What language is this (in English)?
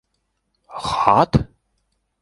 Bashkir